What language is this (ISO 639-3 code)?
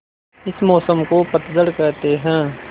hin